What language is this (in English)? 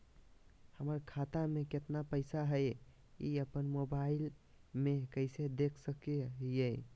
Magahi